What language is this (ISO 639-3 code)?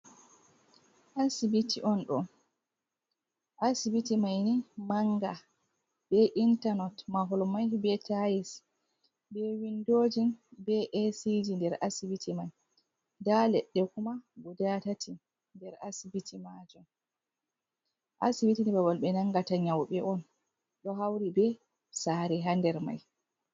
ful